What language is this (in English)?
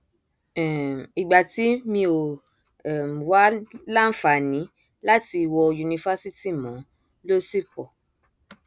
Yoruba